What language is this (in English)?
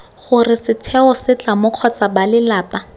Tswana